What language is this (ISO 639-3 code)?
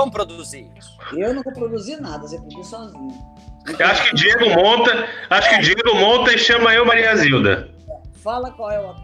por